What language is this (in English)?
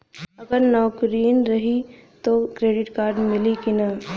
Bhojpuri